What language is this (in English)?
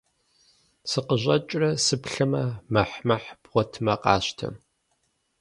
Kabardian